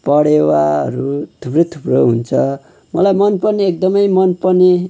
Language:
Nepali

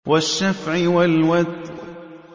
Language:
Arabic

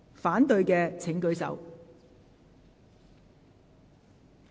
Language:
Cantonese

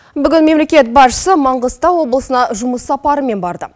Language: Kazakh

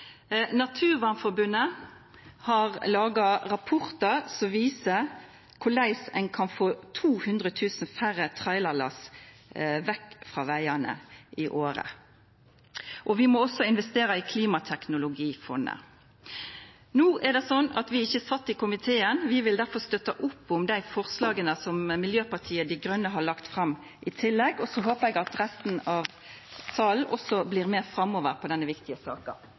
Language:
Norwegian Nynorsk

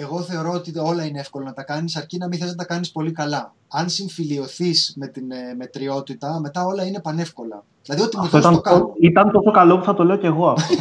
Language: Greek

